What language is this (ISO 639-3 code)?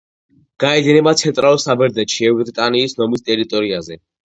kat